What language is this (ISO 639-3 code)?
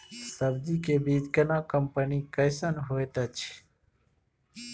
mai